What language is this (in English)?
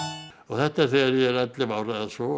Icelandic